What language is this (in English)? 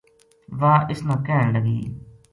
Gujari